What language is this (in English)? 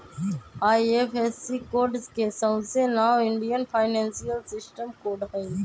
Magahi